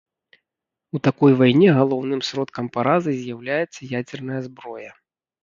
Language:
Belarusian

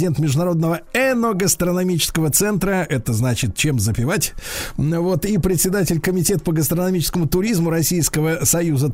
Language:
Russian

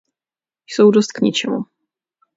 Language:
Czech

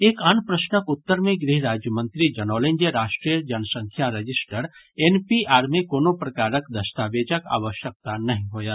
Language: Maithili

